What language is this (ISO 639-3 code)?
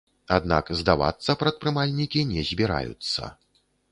bel